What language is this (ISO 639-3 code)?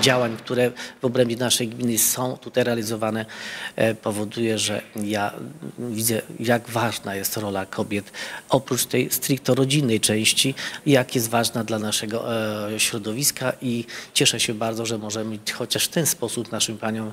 pol